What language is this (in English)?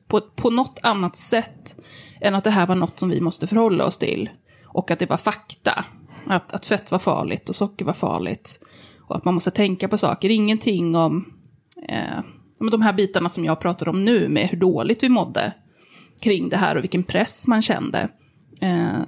Swedish